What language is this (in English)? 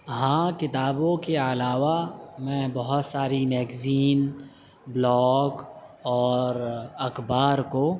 Urdu